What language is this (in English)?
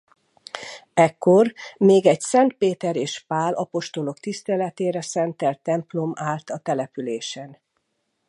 Hungarian